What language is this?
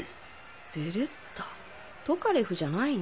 Japanese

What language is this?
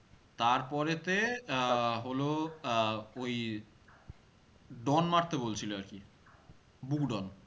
Bangla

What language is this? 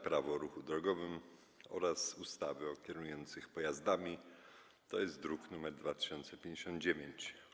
Polish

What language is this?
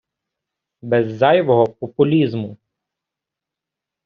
Ukrainian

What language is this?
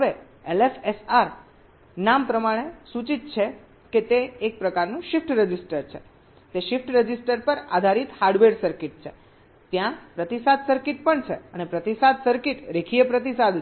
Gujarati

